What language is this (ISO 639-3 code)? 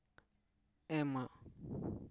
sat